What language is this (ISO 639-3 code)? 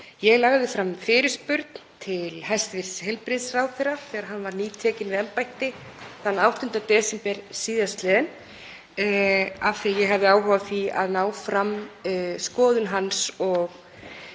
isl